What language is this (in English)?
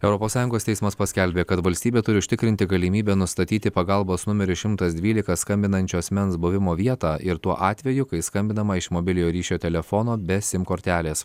Lithuanian